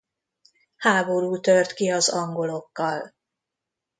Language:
Hungarian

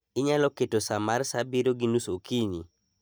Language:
Luo (Kenya and Tanzania)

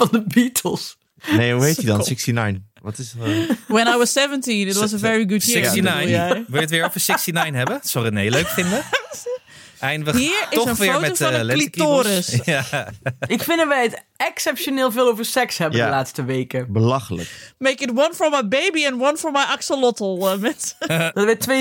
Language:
Dutch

